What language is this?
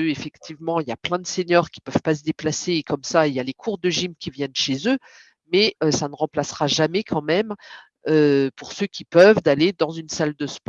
French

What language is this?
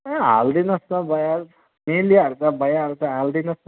Nepali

